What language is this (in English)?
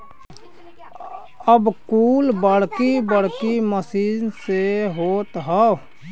Bhojpuri